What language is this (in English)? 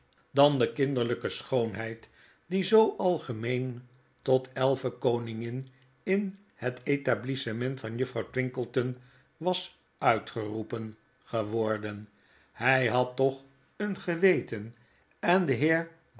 Dutch